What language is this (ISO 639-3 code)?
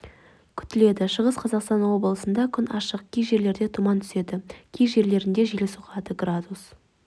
kaz